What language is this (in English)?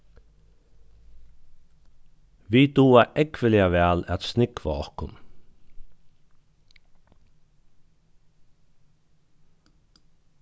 Faroese